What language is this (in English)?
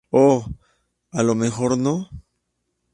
Spanish